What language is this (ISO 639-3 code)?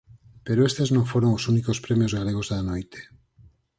glg